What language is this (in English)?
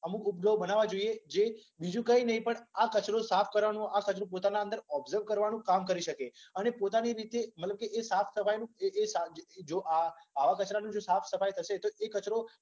Gujarati